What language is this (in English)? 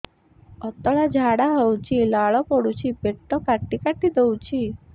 Odia